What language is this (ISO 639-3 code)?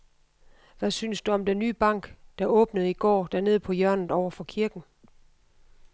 dan